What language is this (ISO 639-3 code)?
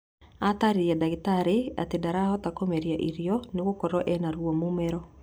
kik